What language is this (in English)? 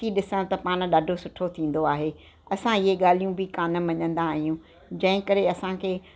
Sindhi